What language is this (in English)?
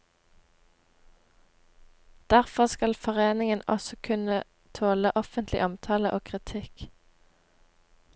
Norwegian